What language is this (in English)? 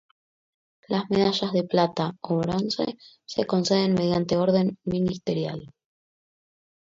Spanish